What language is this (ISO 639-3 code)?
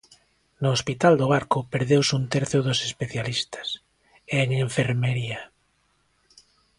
glg